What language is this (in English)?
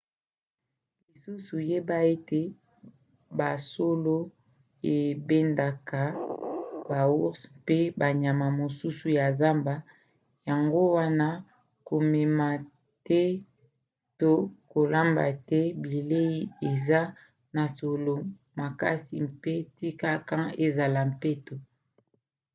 Lingala